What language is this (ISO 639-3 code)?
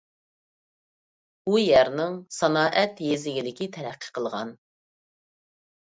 uig